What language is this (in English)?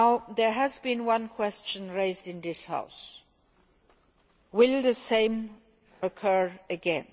English